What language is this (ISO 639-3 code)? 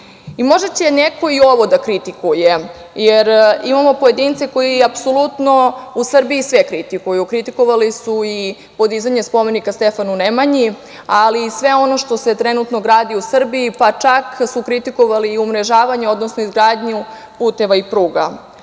srp